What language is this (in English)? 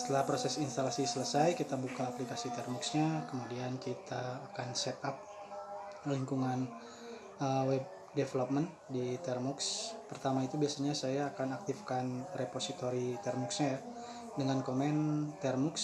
Indonesian